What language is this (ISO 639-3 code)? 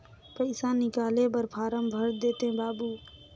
hne